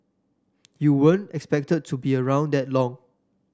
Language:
English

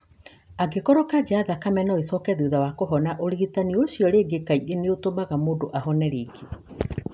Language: Kikuyu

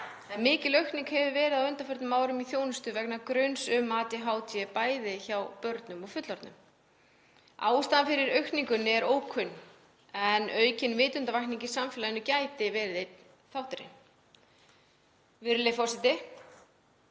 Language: Icelandic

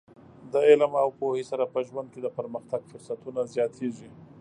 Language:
Pashto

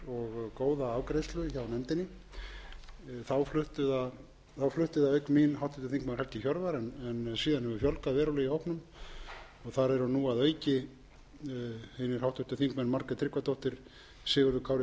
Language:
Icelandic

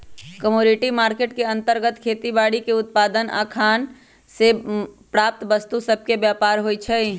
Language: Magahi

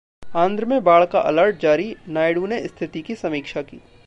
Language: Hindi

